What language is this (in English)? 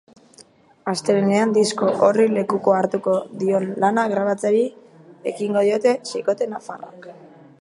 Basque